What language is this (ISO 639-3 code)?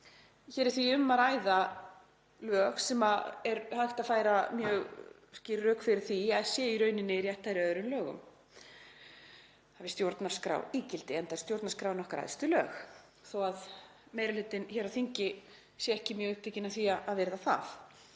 isl